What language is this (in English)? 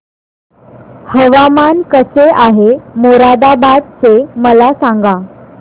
Marathi